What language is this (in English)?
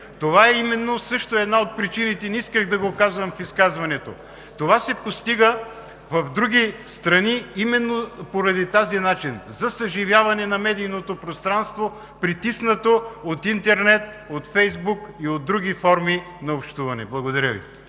Bulgarian